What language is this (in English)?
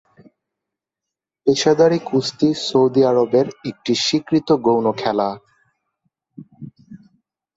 Bangla